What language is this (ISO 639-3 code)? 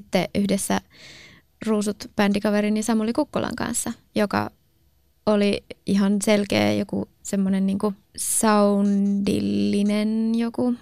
fin